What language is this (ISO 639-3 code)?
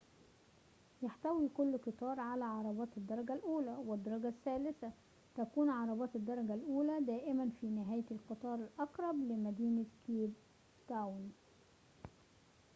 ara